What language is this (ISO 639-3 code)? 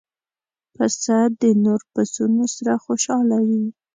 pus